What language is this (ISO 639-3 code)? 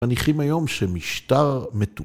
heb